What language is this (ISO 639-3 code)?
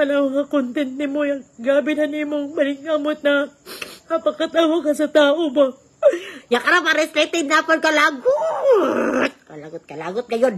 fil